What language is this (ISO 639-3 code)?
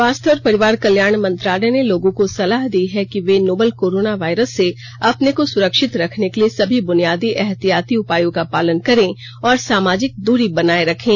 hin